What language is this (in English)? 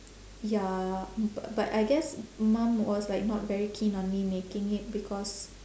English